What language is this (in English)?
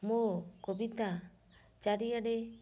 Odia